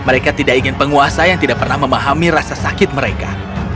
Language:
Indonesian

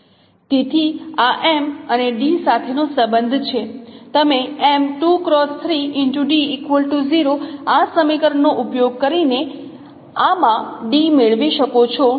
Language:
Gujarati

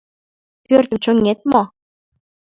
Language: Mari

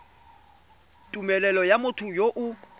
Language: Tswana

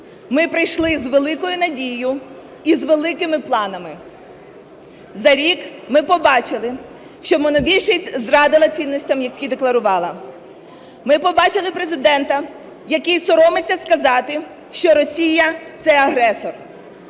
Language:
Ukrainian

